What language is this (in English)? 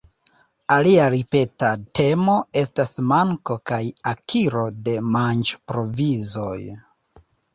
Esperanto